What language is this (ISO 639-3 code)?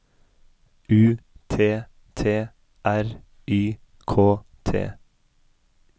nor